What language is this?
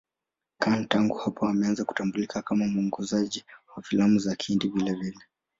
Swahili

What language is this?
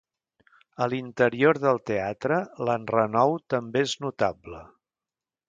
Catalan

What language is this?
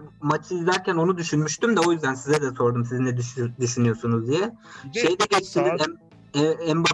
Turkish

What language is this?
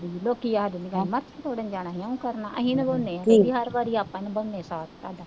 Punjabi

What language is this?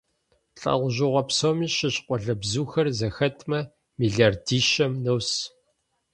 Kabardian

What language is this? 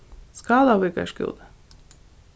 Faroese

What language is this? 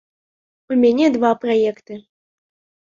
Belarusian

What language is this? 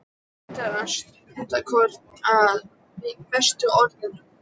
Icelandic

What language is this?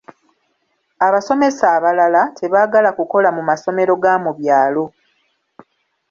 Ganda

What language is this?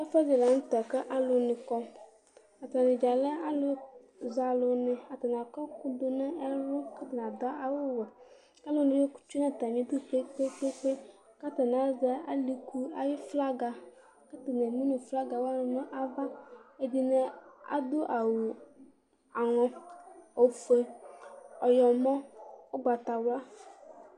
Ikposo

